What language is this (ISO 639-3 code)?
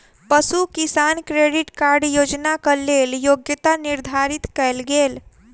mai